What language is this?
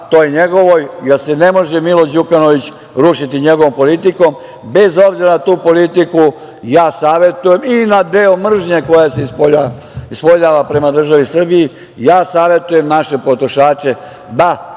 Serbian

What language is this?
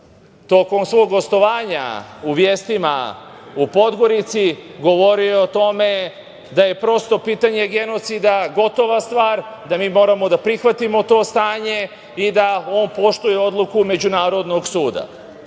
Serbian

